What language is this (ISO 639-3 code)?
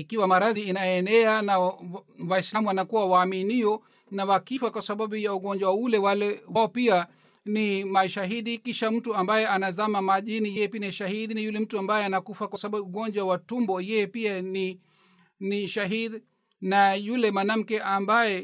swa